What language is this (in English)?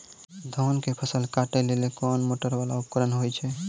Maithili